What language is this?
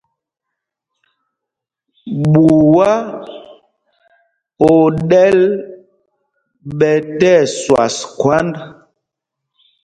Mpumpong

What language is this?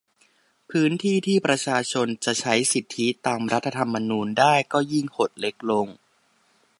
Thai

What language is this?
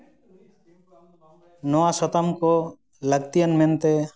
Santali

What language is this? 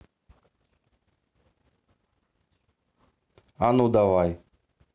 Russian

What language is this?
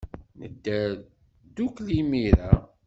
Kabyle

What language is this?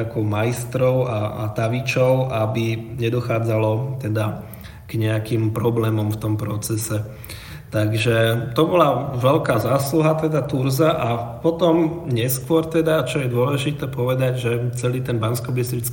Slovak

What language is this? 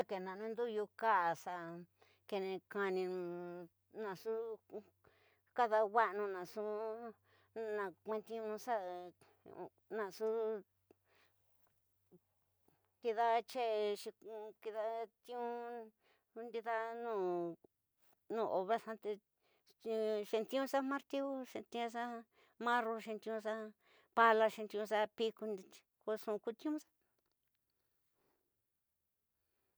Tidaá Mixtec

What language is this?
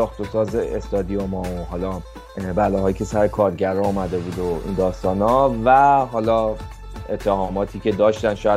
Persian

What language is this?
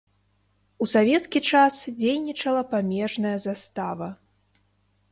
Belarusian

